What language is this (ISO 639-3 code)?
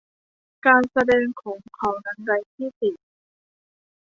tha